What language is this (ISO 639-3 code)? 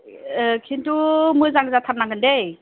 brx